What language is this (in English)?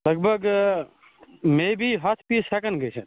Kashmiri